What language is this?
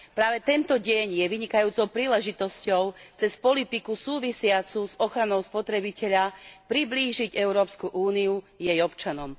Slovak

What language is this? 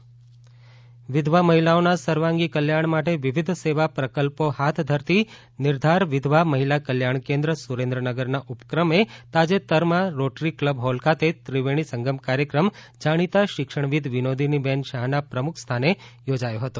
Gujarati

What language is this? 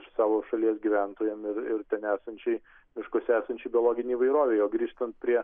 Lithuanian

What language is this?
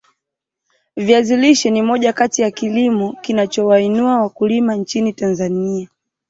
Swahili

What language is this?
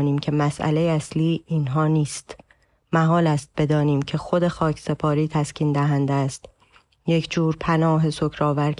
Persian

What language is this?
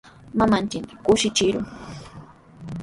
Sihuas Ancash Quechua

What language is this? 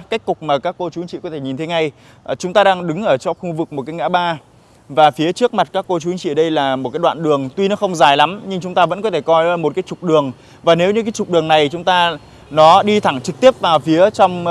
Vietnamese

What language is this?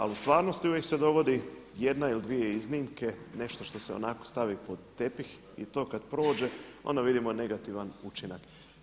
Croatian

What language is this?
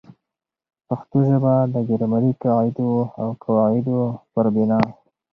Pashto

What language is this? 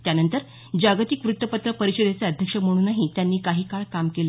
Marathi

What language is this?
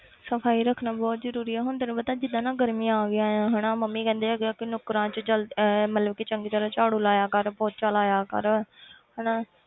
Punjabi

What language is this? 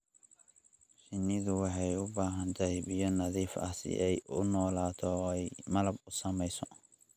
Somali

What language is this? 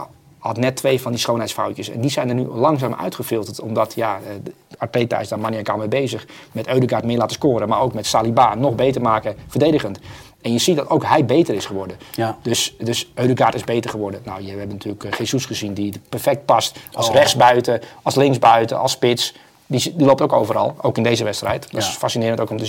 Dutch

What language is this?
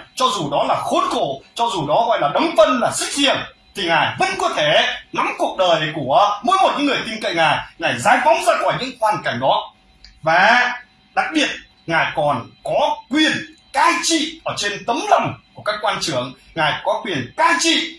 Vietnamese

